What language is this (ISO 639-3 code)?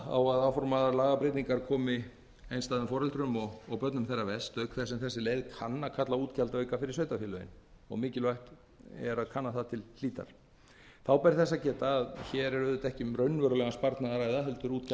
isl